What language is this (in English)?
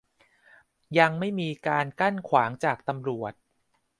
Thai